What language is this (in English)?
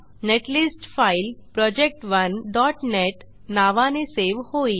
Marathi